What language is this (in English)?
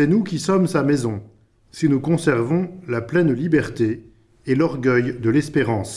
French